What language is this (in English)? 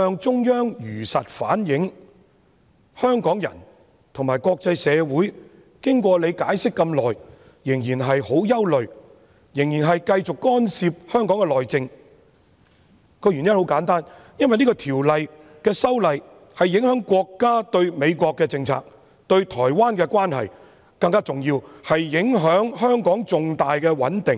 Cantonese